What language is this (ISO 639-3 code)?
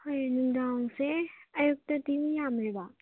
mni